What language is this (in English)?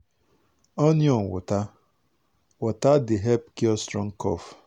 Nigerian Pidgin